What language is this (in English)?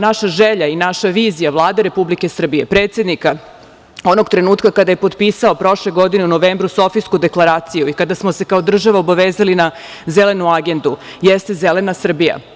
Serbian